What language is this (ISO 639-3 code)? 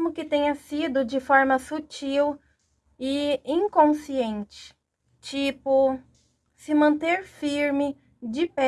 por